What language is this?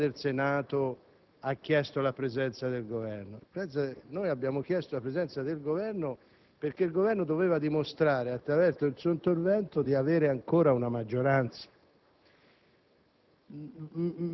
Italian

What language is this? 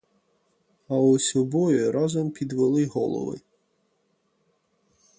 Ukrainian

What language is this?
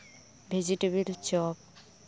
Santali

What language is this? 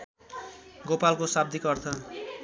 Nepali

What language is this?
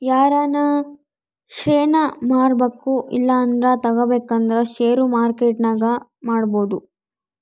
Kannada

